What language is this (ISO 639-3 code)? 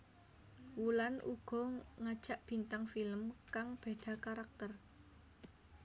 jav